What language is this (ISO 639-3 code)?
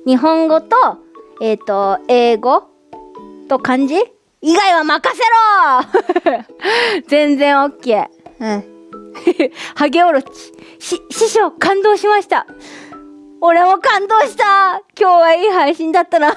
jpn